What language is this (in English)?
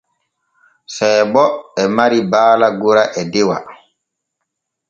Borgu Fulfulde